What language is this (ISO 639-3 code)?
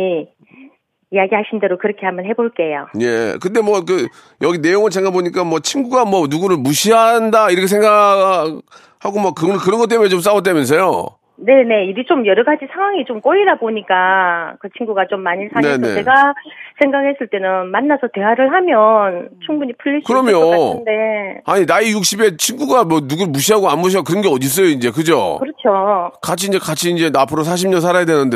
kor